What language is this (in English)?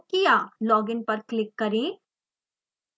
Hindi